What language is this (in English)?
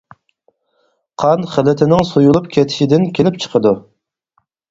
Uyghur